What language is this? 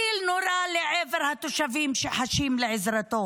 Hebrew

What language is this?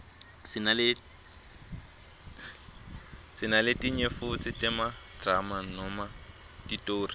Swati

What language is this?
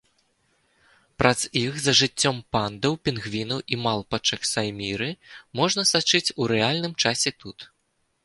Belarusian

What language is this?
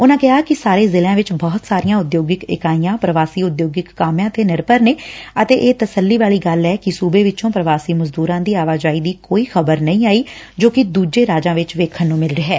Punjabi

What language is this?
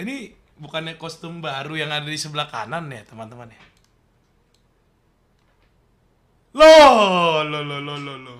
Indonesian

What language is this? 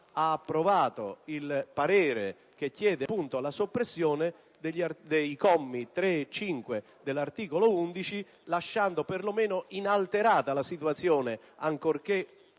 Italian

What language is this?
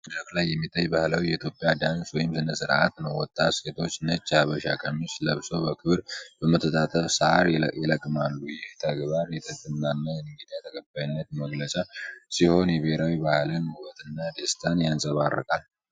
Amharic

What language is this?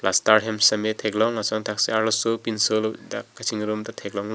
Karbi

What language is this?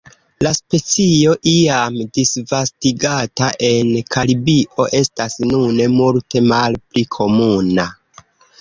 Esperanto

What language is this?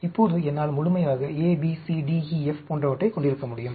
Tamil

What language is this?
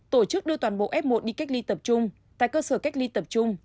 Vietnamese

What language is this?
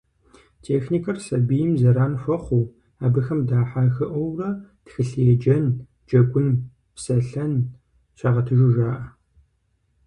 Kabardian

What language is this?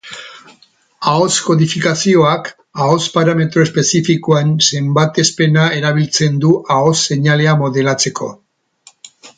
Basque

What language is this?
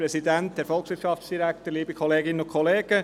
Swiss German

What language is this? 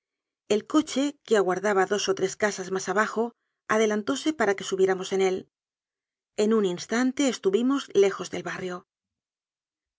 Spanish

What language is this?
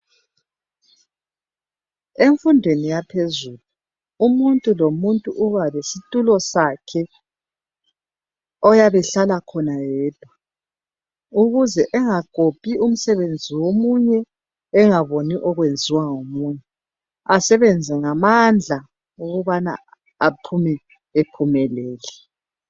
North Ndebele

